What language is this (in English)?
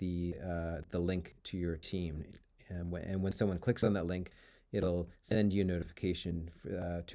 English